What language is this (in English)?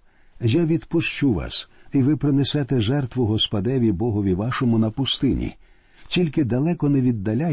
Ukrainian